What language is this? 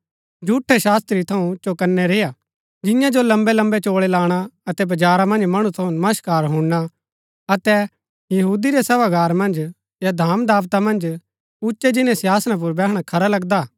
Gaddi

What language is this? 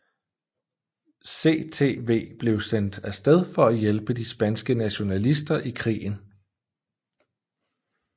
Danish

